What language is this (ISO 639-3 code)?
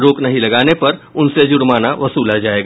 hin